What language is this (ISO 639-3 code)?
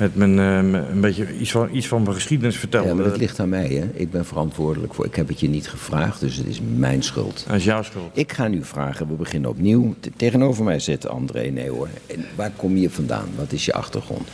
nld